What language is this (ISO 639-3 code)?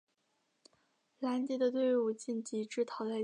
zho